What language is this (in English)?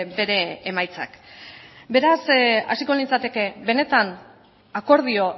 Basque